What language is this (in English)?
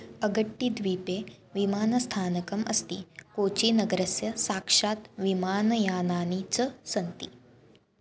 Sanskrit